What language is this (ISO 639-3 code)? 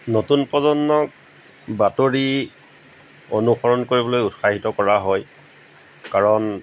asm